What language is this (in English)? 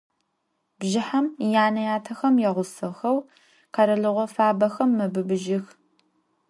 Adyghe